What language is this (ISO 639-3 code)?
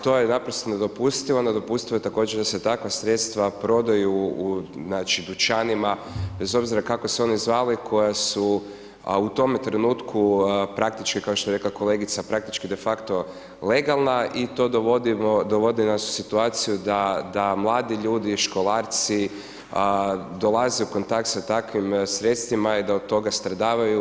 hrv